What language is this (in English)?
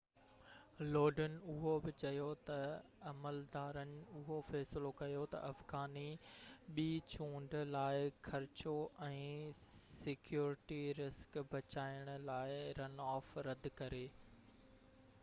Sindhi